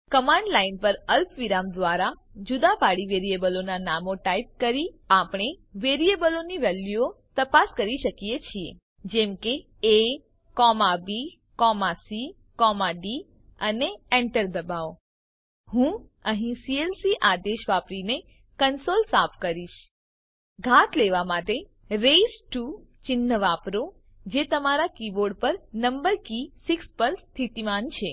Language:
Gujarati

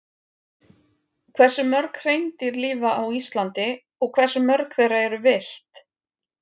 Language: Icelandic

